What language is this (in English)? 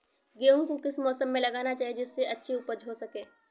Hindi